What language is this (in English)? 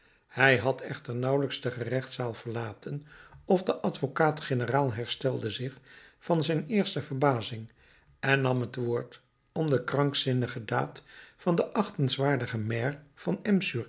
Dutch